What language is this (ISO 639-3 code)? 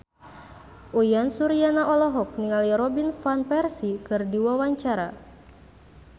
sun